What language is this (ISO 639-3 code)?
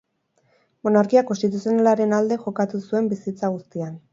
eus